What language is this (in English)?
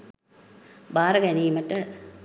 Sinhala